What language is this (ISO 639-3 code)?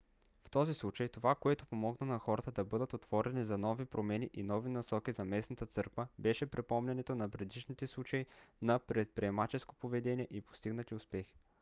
bul